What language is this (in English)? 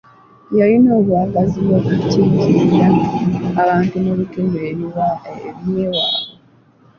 Ganda